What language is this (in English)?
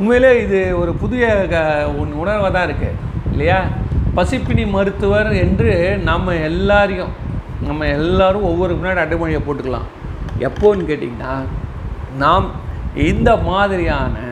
Tamil